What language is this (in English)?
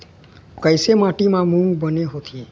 Chhattisgarhi